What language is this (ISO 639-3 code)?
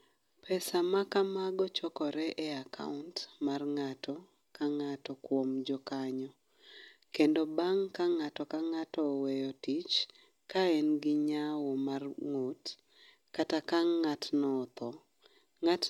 luo